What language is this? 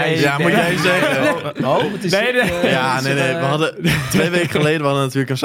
Dutch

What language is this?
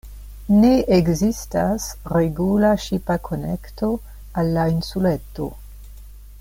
Esperanto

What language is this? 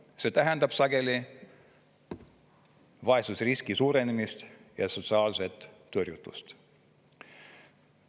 Estonian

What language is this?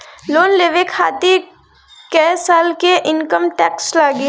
Bhojpuri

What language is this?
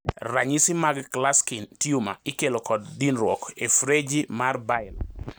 Luo (Kenya and Tanzania)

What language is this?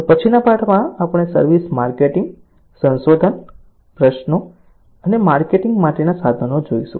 Gujarati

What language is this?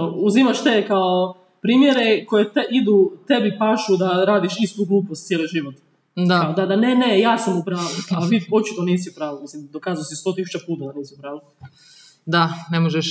Croatian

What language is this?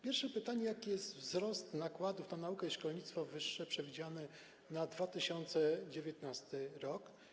Polish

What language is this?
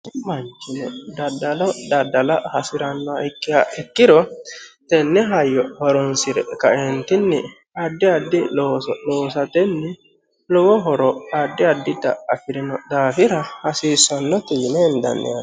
Sidamo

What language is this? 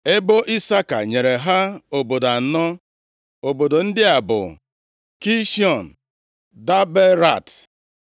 Igbo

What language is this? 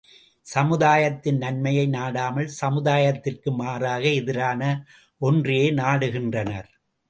Tamil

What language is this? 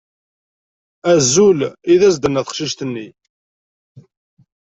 Kabyle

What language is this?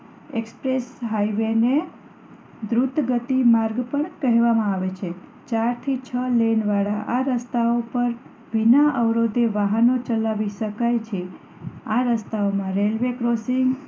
Gujarati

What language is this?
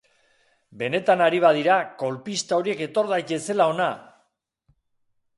Basque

